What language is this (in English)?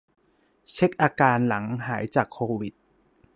Thai